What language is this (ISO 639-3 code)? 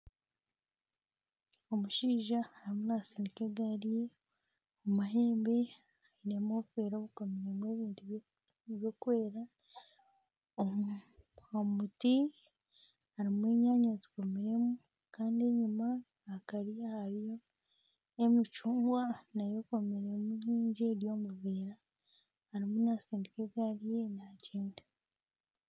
nyn